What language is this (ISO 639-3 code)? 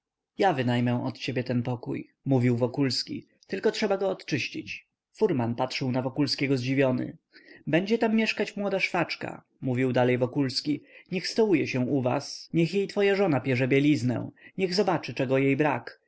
pol